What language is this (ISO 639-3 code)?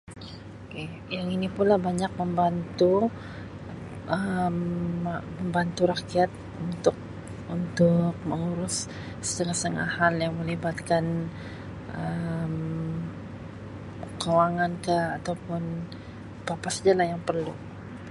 msi